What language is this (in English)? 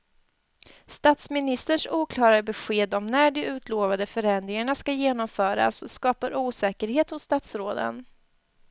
Swedish